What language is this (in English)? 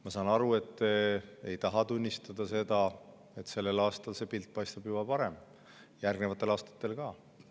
Estonian